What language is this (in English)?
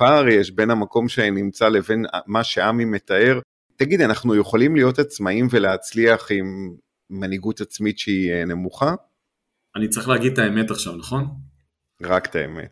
Hebrew